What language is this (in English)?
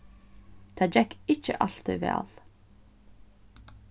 Faroese